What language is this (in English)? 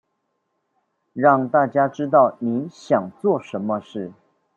Chinese